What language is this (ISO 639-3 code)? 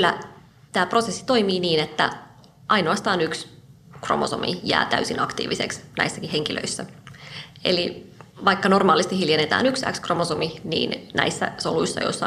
fin